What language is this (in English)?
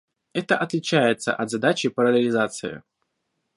Russian